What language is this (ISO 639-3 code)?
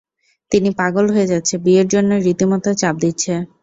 ben